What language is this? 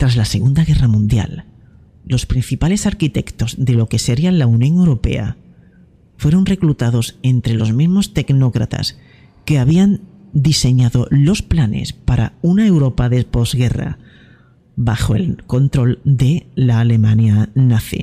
Spanish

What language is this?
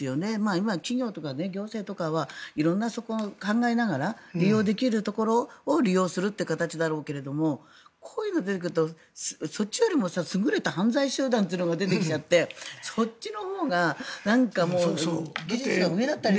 Japanese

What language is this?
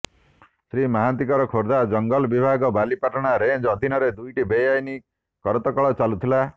Odia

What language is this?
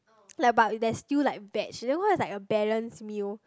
English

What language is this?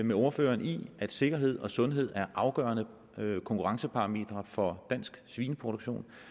Danish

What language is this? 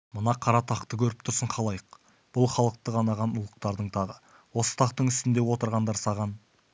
Kazakh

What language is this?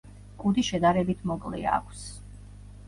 Georgian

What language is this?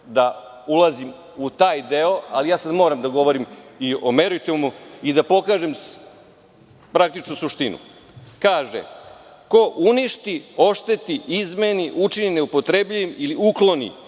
Serbian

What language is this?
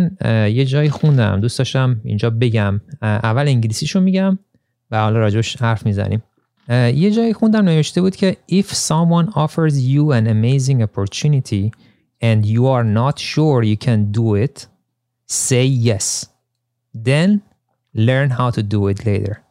Persian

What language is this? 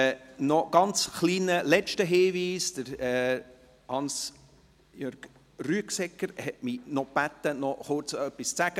Swiss German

